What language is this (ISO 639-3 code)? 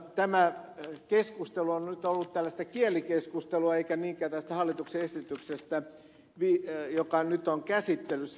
fin